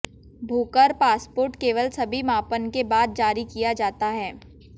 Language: Hindi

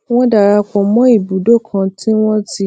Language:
Yoruba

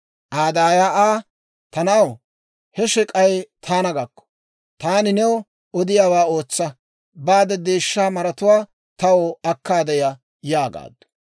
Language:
Dawro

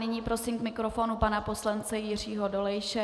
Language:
Czech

